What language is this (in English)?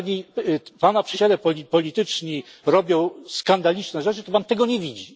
Polish